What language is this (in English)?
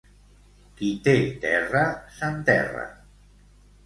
Catalan